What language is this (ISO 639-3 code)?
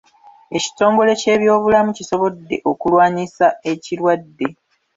lug